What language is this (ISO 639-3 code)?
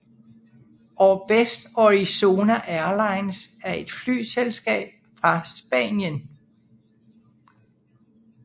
dan